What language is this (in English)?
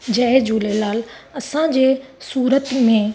Sindhi